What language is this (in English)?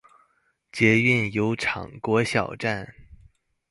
Chinese